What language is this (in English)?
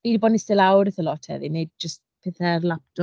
Welsh